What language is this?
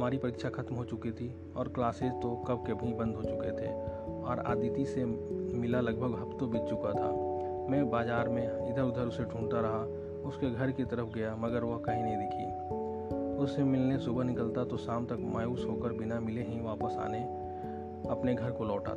Hindi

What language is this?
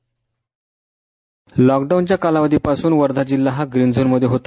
Marathi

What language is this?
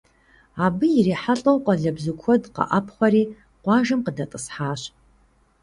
Kabardian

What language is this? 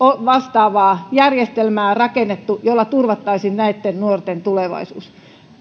Finnish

